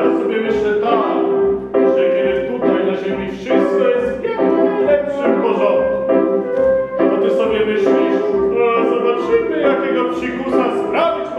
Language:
Romanian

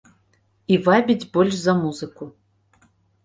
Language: Belarusian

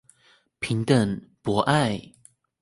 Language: Chinese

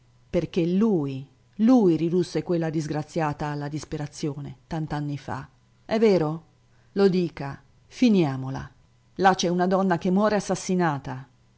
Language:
Italian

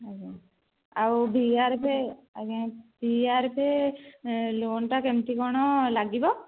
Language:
Odia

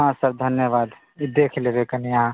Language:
Maithili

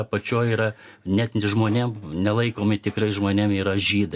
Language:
Lithuanian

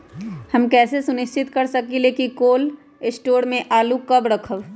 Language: Magahi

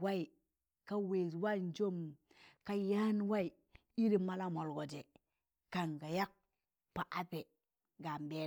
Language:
Tangale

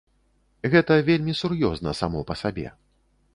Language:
Belarusian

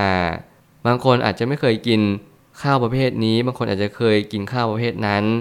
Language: Thai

